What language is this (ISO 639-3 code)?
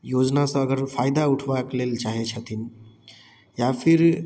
mai